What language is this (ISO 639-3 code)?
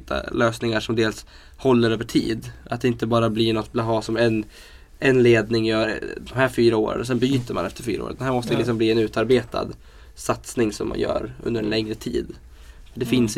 swe